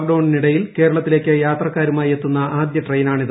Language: Malayalam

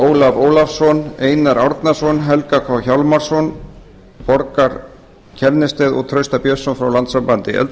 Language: Icelandic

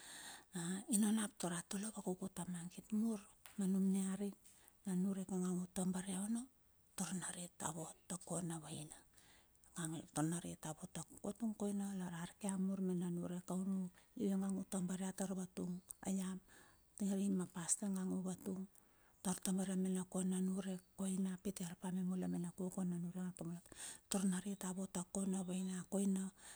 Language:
Bilur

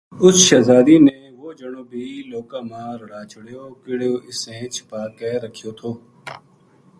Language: Gujari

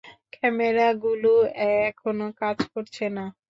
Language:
Bangla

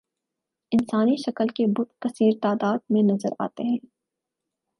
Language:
Urdu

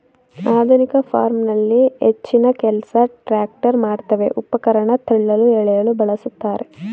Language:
Kannada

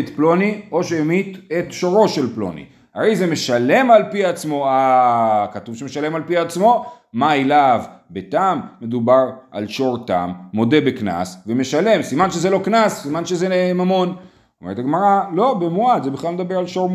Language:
Hebrew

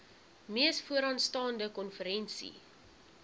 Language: Afrikaans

